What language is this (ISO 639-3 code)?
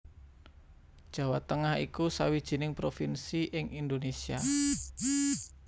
jav